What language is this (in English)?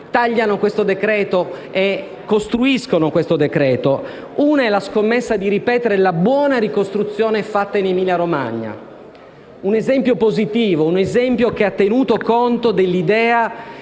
Italian